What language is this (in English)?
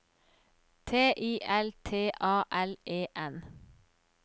Norwegian